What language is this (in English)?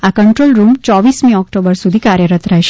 Gujarati